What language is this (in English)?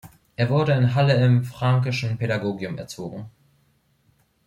German